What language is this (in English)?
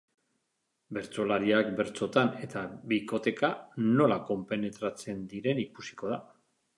Basque